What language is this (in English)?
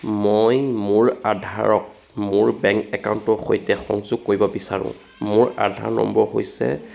Assamese